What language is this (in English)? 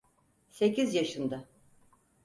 Turkish